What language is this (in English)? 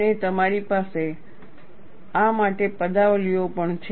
Gujarati